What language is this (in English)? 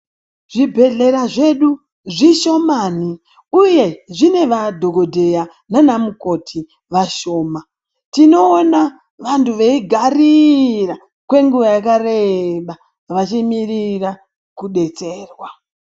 Ndau